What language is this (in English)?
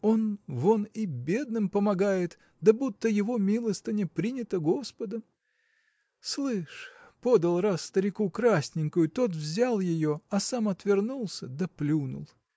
Russian